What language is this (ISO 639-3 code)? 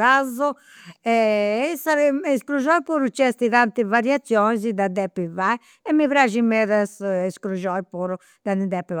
sro